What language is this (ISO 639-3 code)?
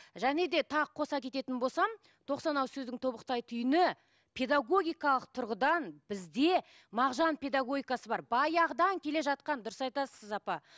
kaz